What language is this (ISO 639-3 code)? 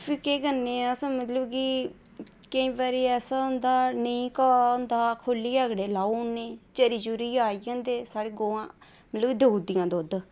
doi